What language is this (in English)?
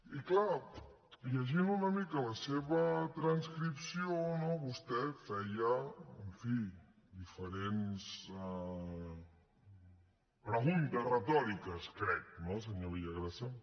Catalan